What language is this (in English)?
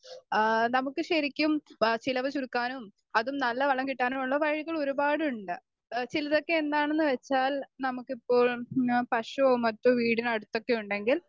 Malayalam